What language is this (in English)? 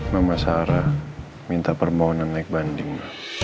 Indonesian